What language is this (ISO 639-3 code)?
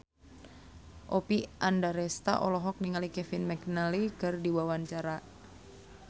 sun